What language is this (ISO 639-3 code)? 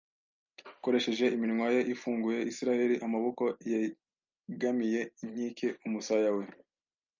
kin